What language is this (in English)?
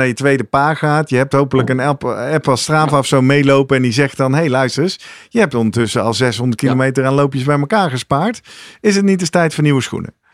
Dutch